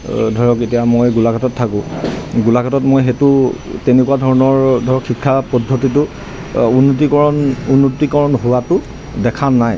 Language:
Assamese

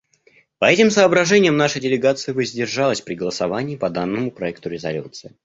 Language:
Russian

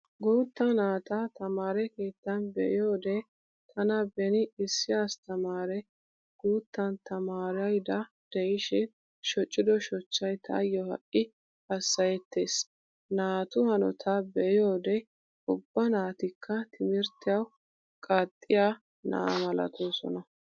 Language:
Wolaytta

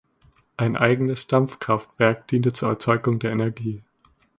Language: German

